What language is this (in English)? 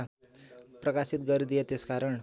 Nepali